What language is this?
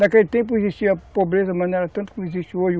Portuguese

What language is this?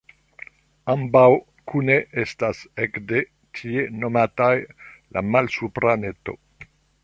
Esperanto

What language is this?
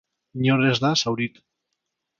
Basque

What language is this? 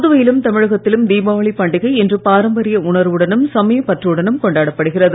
Tamil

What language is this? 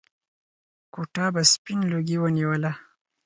Pashto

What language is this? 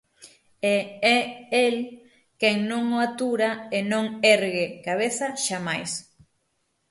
Galician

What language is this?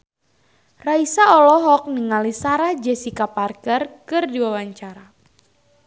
Sundanese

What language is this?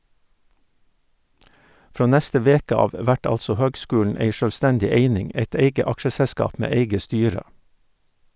Norwegian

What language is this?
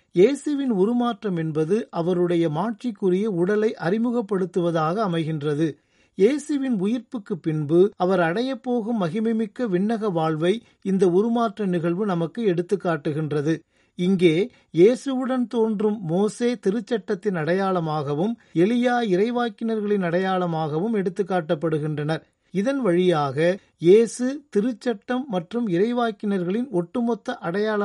Tamil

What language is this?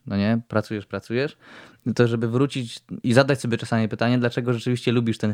Polish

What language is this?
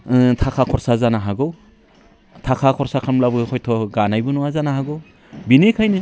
Bodo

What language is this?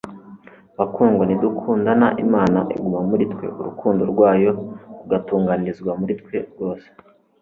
Kinyarwanda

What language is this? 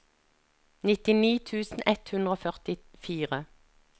Norwegian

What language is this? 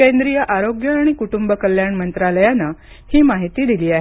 Marathi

